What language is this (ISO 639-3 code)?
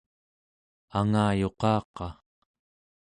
esu